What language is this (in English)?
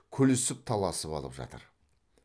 Kazakh